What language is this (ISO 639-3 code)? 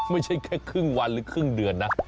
tha